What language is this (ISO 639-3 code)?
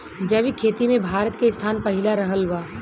bho